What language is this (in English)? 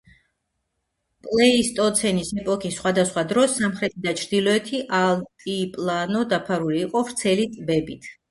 Georgian